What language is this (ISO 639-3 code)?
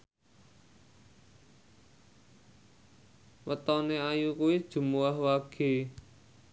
jav